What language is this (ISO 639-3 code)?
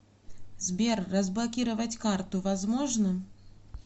rus